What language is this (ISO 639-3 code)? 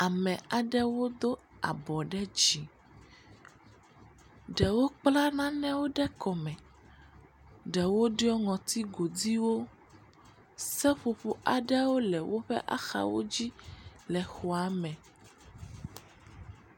ewe